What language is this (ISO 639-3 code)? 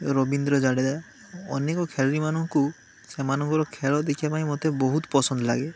ori